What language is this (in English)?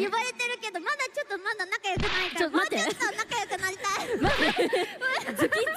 Japanese